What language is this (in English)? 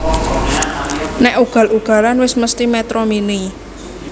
Javanese